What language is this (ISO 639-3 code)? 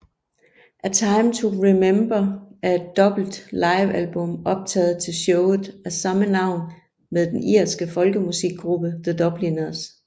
dan